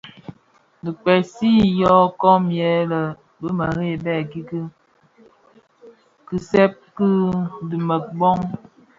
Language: Bafia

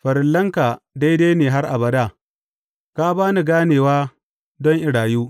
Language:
Hausa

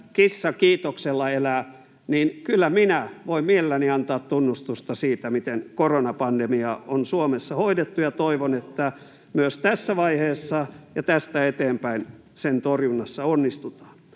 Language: Finnish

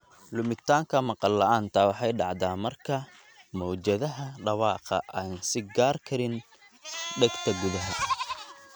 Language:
Somali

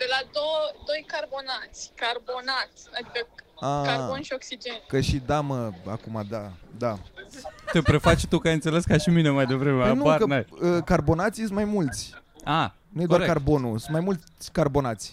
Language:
Romanian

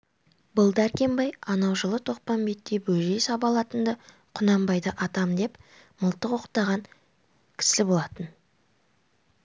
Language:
Kazakh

